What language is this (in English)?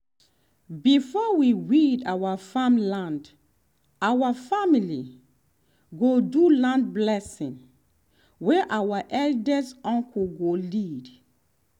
Nigerian Pidgin